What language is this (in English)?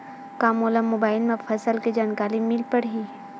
Chhattisgarhi